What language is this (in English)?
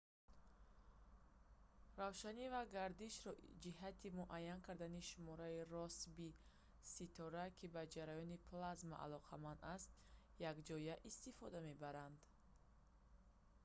Tajik